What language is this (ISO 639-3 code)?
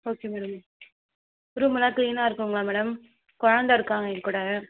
tam